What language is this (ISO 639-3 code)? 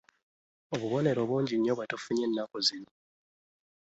lug